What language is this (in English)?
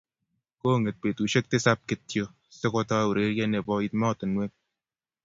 Kalenjin